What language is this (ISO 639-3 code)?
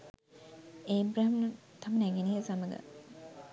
sin